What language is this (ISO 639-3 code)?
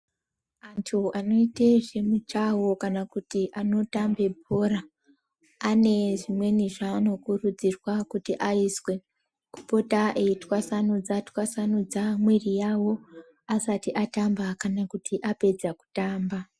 ndc